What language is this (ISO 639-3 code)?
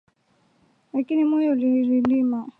swa